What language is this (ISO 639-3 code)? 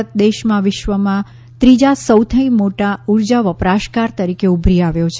guj